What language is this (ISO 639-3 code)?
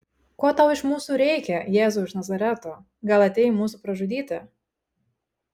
lit